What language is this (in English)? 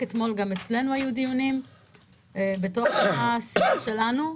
Hebrew